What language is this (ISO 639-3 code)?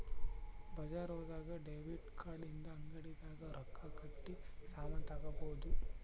kan